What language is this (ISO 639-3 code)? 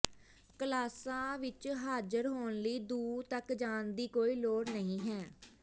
pan